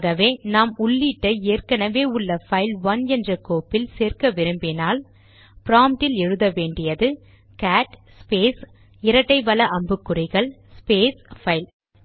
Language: Tamil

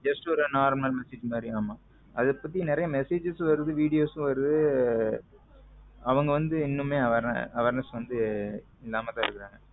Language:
Tamil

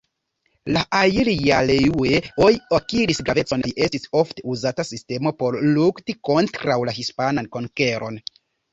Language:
Esperanto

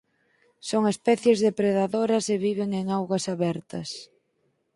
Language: Galician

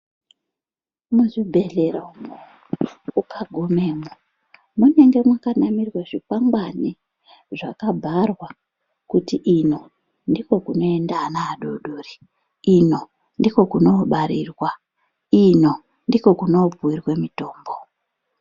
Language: Ndau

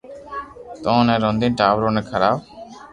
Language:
Loarki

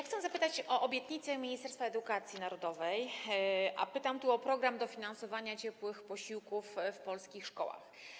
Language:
Polish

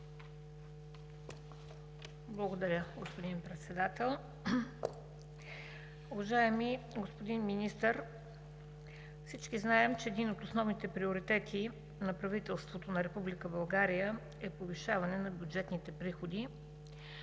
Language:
Bulgarian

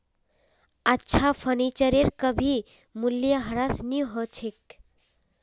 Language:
Magahi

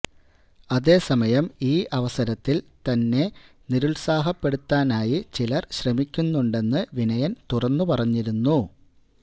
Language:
Malayalam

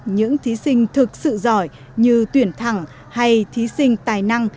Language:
Vietnamese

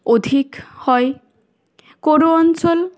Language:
Bangla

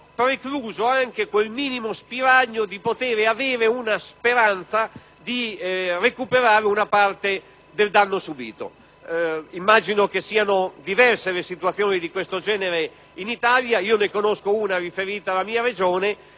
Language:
Italian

